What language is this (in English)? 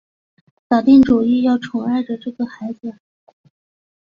Chinese